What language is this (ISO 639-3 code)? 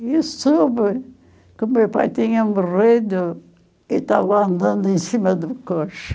por